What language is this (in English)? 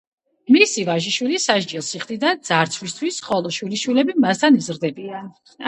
Georgian